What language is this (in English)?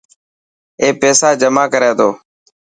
Dhatki